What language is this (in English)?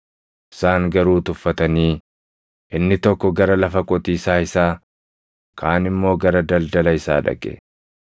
Oromo